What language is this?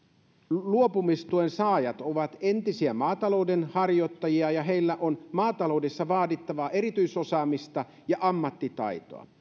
Finnish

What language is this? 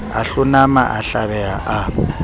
Southern Sotho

